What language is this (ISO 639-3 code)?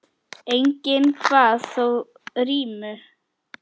isl